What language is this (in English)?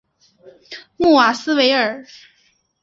Chinese